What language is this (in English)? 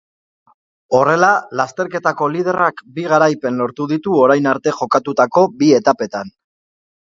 Basque